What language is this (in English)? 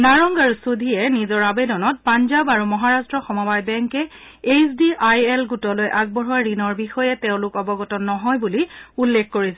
Assamese